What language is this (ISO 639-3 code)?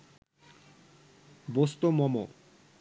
ben